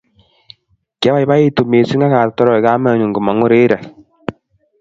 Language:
Kalenjin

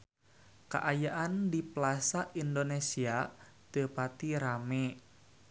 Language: Sundanese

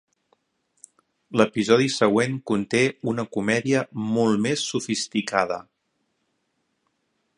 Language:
Catalan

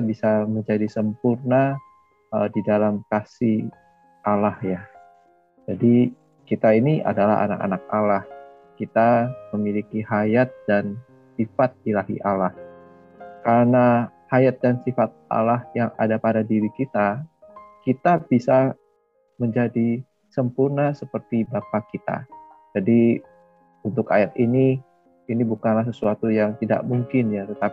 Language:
Indonesian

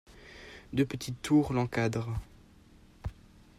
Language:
French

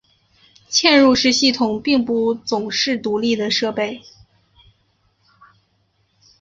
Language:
Chinese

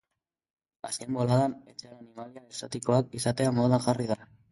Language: Basque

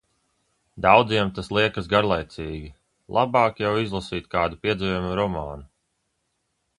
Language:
Latvian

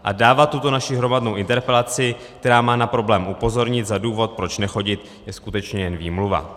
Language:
Czech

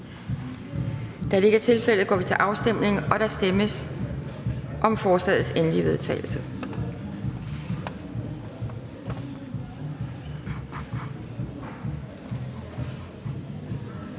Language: Danish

